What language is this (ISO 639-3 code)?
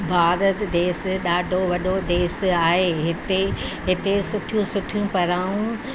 snd